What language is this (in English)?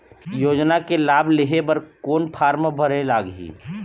Chhattisgarhi